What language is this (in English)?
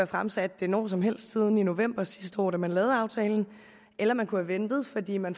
Danish